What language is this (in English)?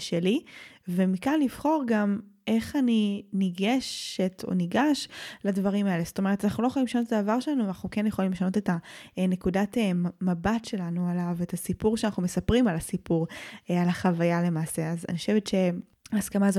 Hebrew